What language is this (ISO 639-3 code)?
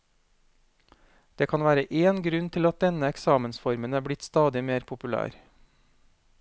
nor